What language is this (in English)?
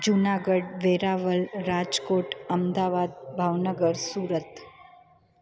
Sindhi